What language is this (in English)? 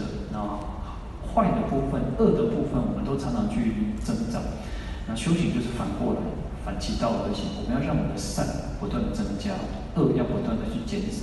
Chinese